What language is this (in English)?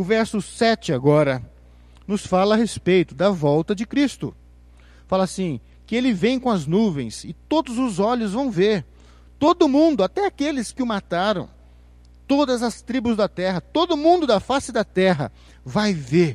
Portuguese